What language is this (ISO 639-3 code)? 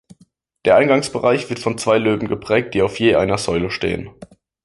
deu